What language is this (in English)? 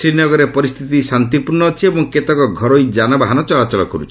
Odia